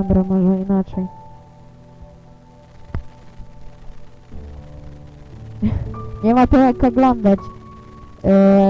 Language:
Polish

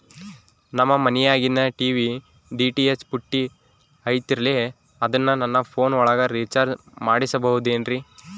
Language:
Kannada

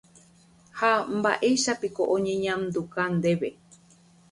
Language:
Guarani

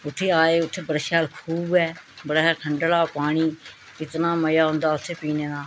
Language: Dogri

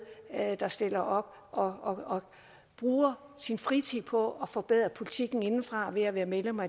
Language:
Danish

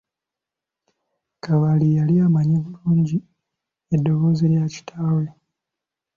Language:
Ganda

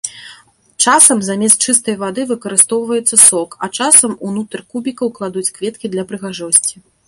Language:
Belarusian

